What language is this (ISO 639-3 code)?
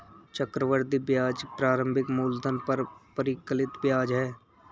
hin